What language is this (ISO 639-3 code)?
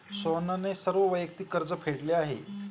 mar